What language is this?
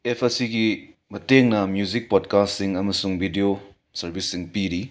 Manipuri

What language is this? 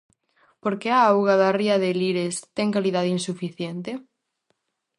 Galician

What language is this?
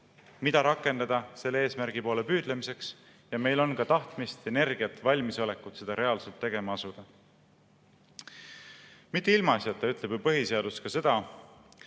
Estonian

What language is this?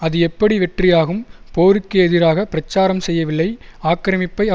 Tamil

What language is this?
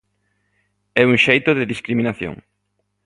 Galician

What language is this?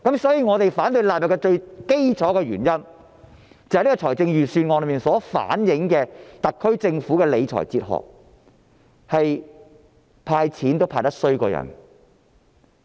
Cantonese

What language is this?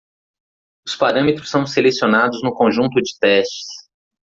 Portuguese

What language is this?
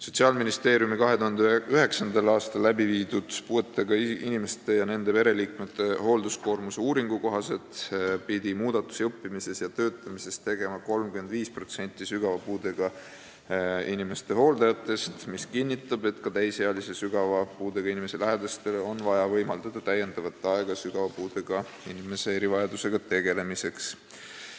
Estonian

